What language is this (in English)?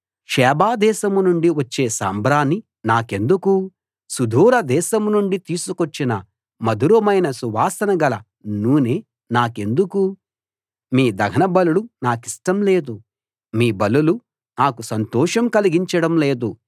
Telugu